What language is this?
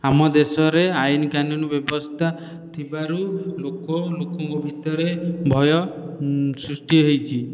Odia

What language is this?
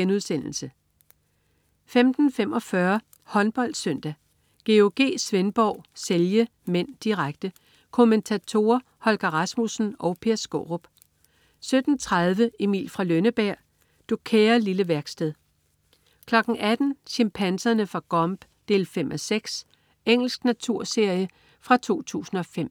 Danish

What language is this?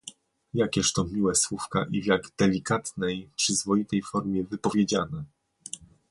Polish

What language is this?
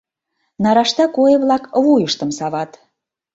Mari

